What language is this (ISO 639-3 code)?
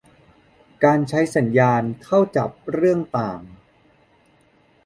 tha